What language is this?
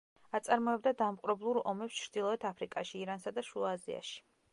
Georgian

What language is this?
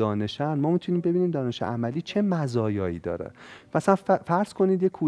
Persian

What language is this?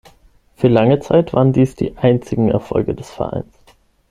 German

